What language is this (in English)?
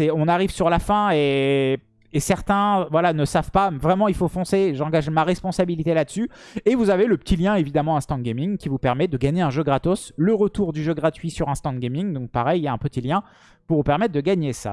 French